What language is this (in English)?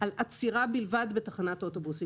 Hebrew